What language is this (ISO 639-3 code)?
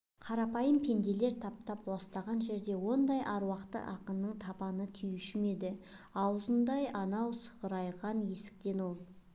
kaz